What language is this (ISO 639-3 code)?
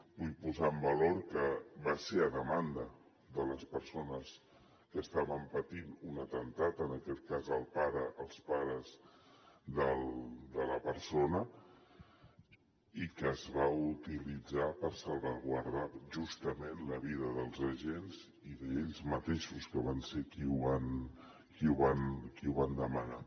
cat